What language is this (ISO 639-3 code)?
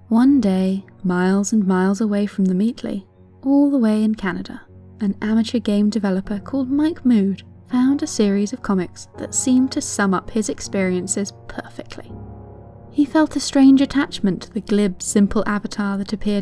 eng